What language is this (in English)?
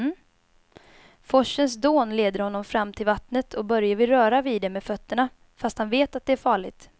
Swedish